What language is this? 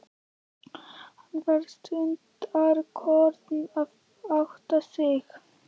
Icelandic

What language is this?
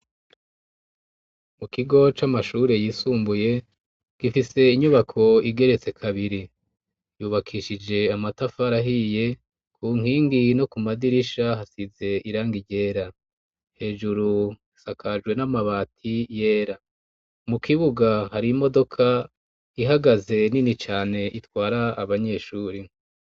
Rundi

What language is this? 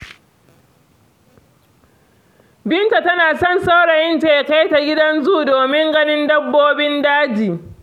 Hausa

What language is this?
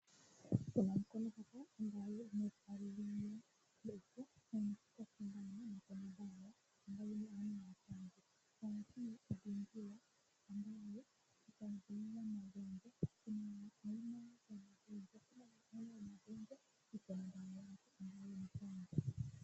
Swahili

